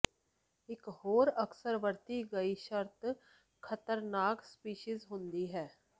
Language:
Punjabi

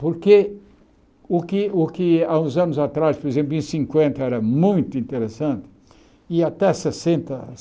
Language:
Portuguese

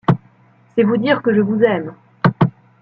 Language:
French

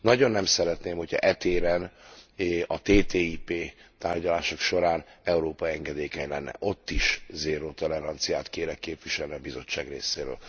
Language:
Hungarian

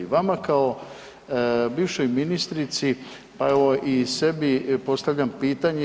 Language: Croatian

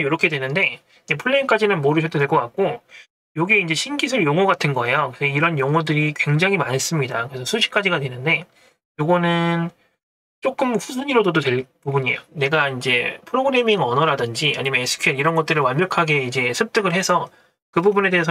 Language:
Korean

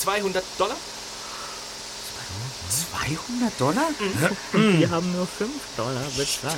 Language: German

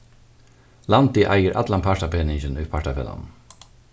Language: Faroese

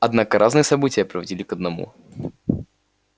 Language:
Russian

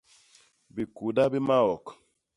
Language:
Basaa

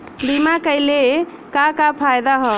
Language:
Bhojpuri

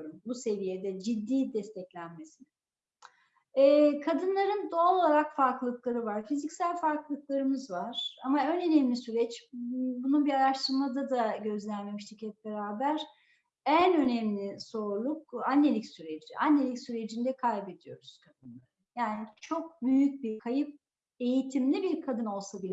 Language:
Turkish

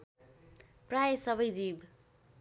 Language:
Nepali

